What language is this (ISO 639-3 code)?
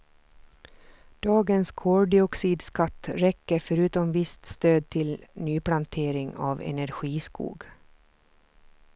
swe